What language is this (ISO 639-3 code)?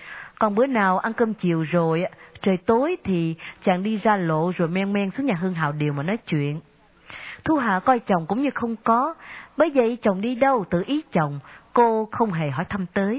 vie